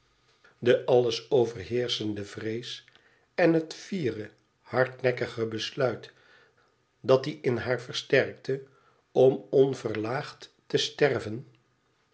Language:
Dutch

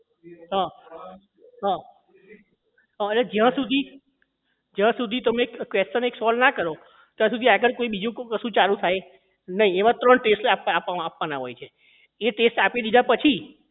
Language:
Gujarati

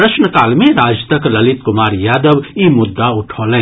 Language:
Maithili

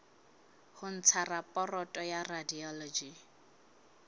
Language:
Southern Sotho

